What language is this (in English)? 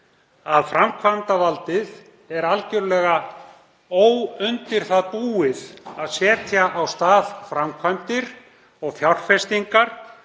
Icelandic